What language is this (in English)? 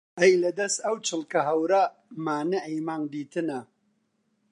Central Kurdish